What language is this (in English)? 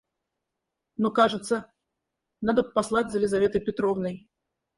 Russian